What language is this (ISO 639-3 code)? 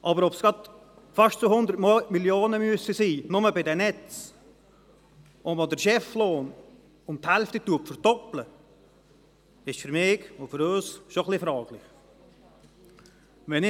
gsw